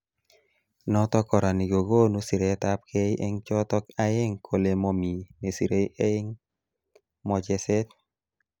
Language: Kalenjin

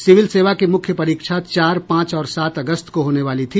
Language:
Hindi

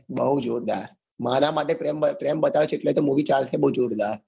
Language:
Gujarati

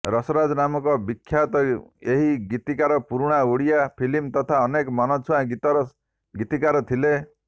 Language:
Odia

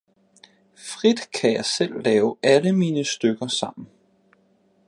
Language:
Danish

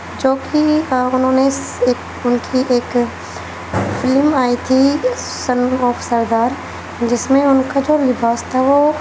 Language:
Urdu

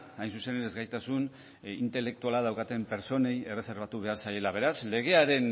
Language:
Basque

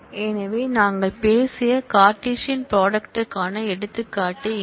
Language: Tamil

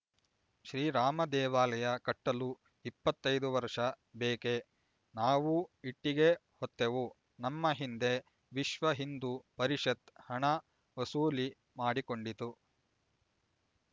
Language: Kannada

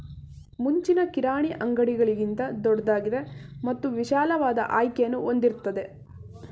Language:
Kannada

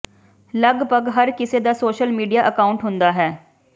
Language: Punjabi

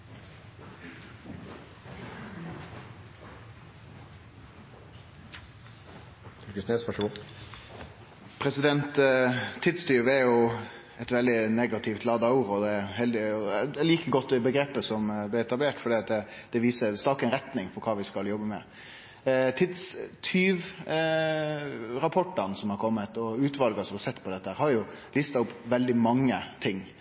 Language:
Norwegian Nynorsk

